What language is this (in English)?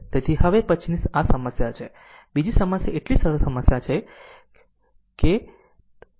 Gujarati